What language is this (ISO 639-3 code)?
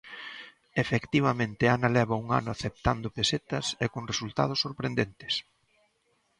glg